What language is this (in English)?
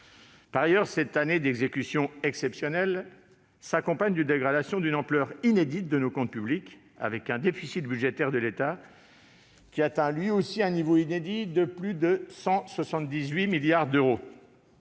French